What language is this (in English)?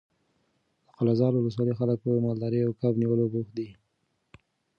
Pashto